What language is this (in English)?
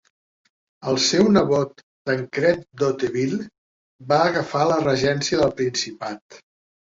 Catalan